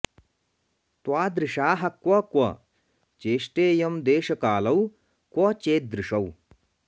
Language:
Sanskrit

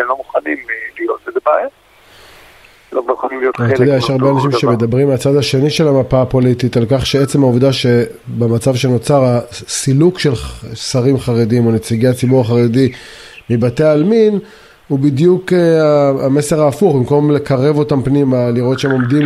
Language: Hebrew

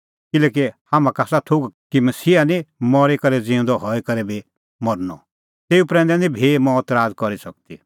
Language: Kullu Pahari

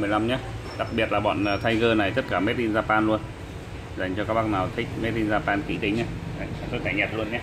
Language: Vietnamese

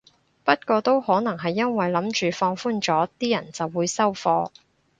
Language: Cantonese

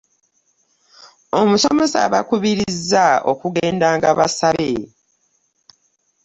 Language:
Ganda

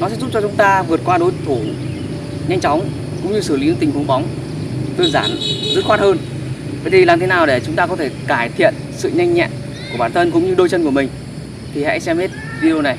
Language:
Vietnamese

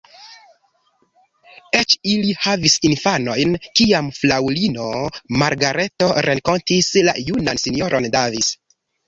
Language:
Esperanto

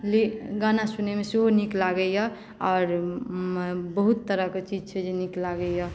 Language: Maithili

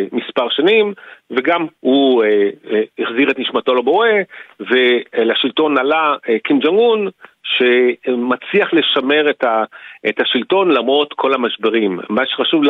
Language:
Hebrew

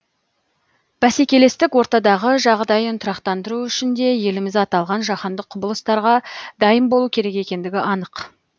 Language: Kazakh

